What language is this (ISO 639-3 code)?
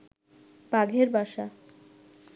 ben